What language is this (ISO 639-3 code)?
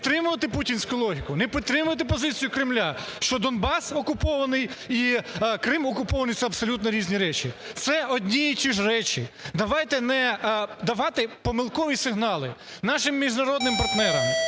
ukr